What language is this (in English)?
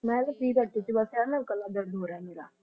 Punjabi